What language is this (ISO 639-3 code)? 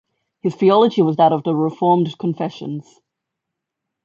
eng